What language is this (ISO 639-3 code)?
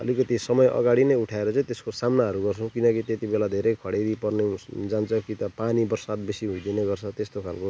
nep